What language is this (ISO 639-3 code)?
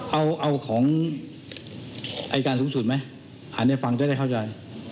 tha